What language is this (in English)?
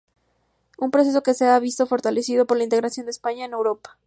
Spanish